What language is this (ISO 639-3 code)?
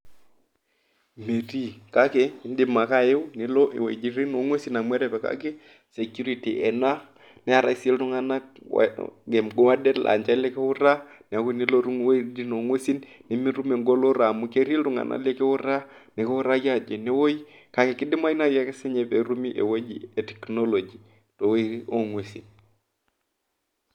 mas